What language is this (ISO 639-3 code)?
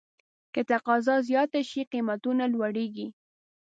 pus